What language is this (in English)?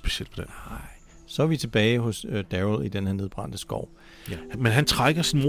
Danish